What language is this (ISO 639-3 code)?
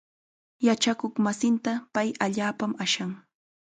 qxa